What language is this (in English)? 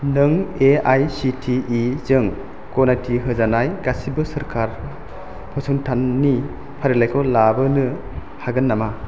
Bodo